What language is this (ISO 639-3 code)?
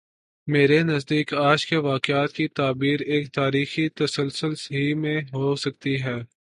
urd